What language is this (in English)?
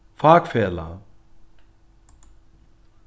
Faroese